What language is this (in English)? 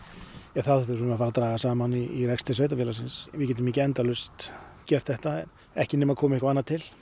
Icelandic